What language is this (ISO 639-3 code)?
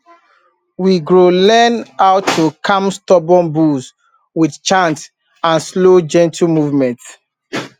pcm